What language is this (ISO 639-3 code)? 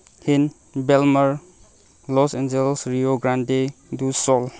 mni